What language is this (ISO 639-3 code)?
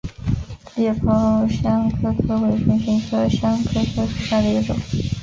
zho